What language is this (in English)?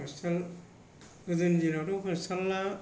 Bodo